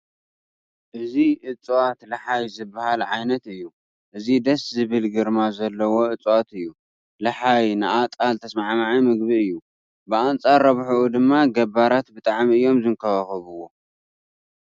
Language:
Tigrinya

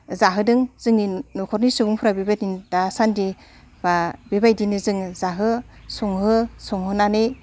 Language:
Bodo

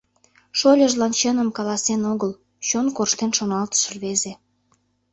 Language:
Mari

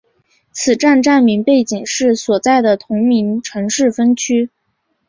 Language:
Chinese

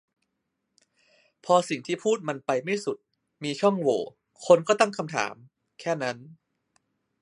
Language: Thai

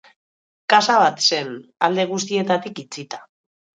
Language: Basque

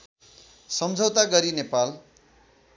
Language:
Nepali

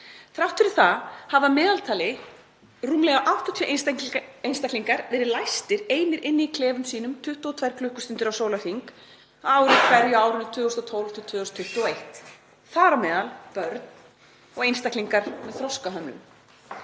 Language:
Icelandic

